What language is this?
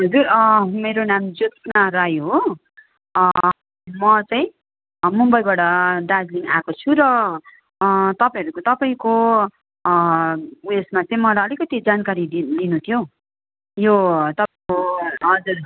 Nepali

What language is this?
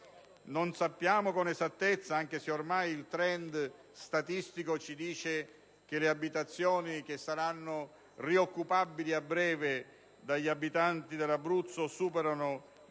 Italian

